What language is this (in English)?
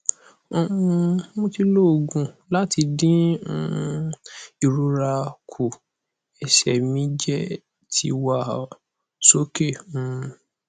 Yoruba